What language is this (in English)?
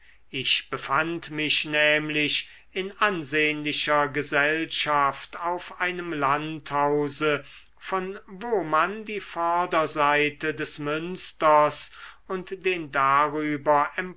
German